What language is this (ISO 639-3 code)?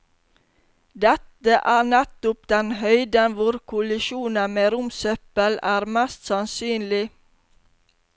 nor